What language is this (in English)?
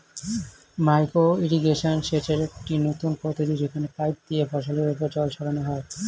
Bangla